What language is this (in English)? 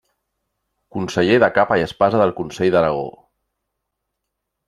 Catalan